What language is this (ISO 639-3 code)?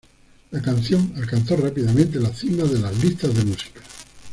spa